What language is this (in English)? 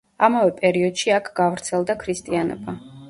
Georgian